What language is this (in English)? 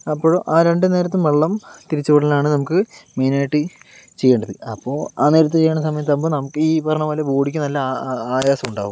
Malayalam